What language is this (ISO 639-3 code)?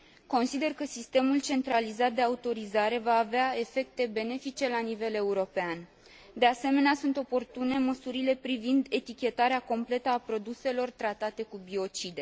ron